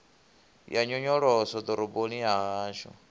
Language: Venda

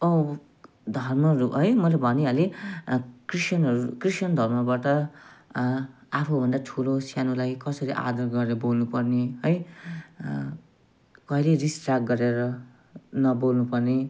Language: Nepali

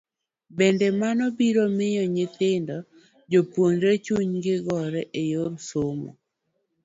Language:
Luo (Kenya and Tanzania)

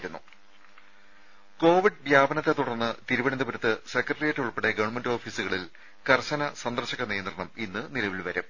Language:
Malayalam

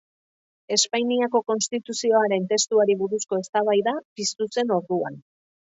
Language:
Basque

